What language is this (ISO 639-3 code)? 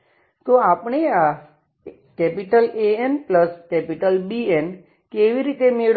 guj